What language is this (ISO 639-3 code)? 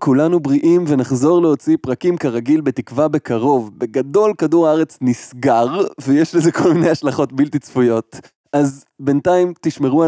heb